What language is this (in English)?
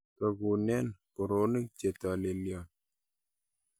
Kalenjin